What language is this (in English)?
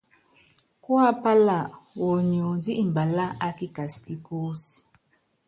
Yangben